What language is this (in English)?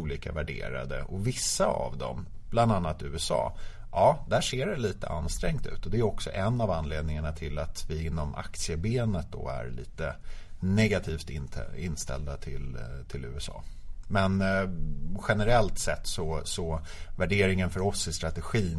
Swedish